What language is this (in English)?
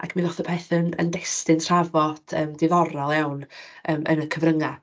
Welsh